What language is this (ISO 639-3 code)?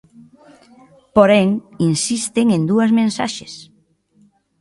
glg